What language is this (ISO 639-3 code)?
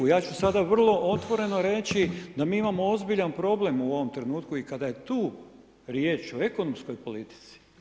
hrv